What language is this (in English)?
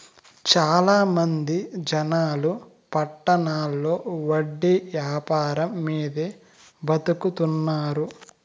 Telugu